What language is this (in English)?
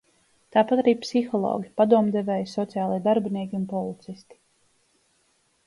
Latvian